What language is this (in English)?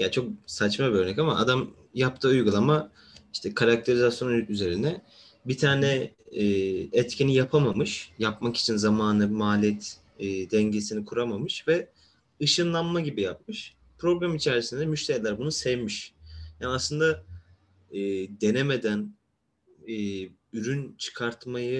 Turkish